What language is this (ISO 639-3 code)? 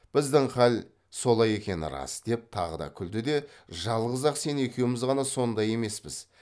kaz